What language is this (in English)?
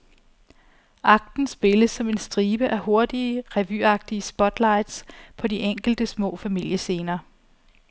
Danish